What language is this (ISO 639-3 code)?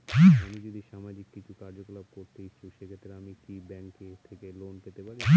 ben